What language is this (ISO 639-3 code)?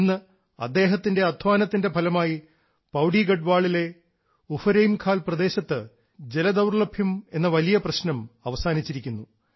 mal